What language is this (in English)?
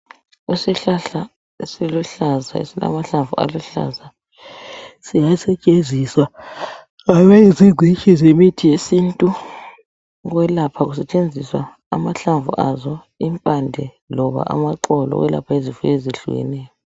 North Ndebele